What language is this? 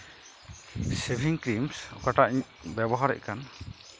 Santali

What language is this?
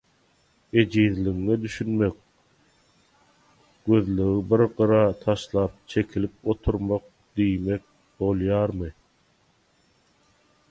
Turkmen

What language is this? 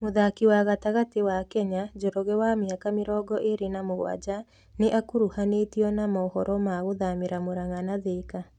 Kikuyu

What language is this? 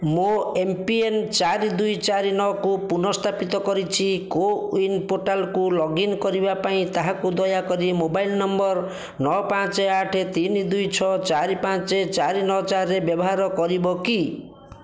Odia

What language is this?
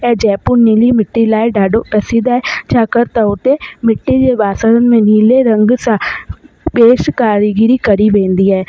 Sindhi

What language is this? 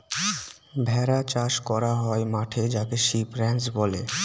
Bangla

